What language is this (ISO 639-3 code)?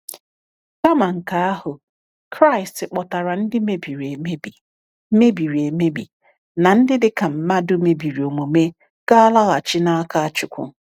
ibo